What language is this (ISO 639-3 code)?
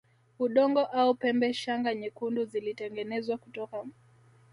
swa